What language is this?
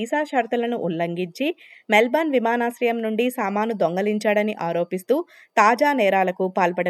Telugu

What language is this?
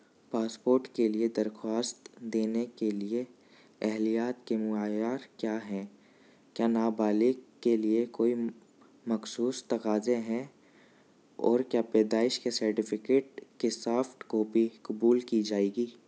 Urdu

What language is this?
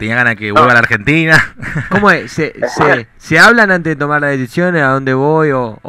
Spanish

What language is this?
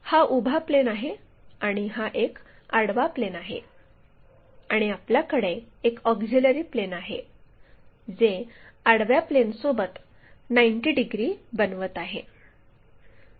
Marathi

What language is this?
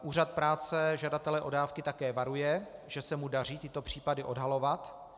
Czech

